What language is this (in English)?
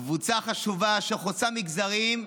Hebrew